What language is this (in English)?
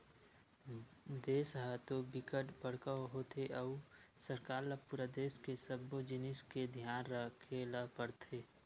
Chhattisgarhi